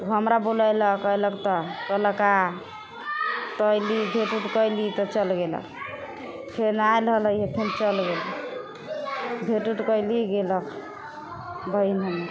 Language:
Maithili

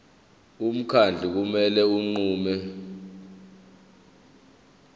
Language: Zulu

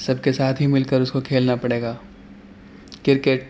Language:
Urdu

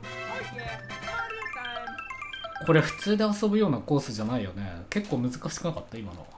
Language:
Japanese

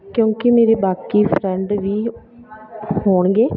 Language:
Punjabi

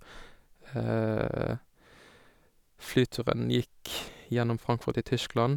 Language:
Norwegian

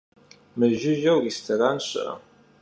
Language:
Kabardian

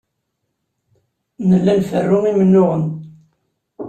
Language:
Kabyle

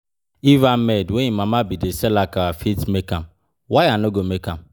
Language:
Nigerian Pidgin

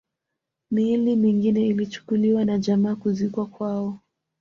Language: Swahili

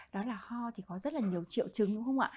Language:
Vietnamese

